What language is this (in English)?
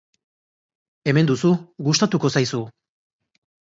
Basque